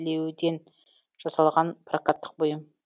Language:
Kazakh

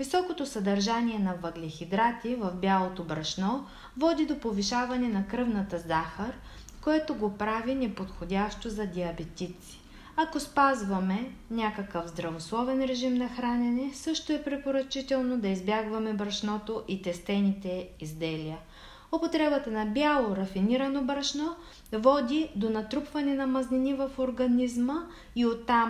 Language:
Bulgarian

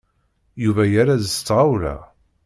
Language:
Kabyle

